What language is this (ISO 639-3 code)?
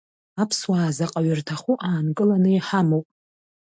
abk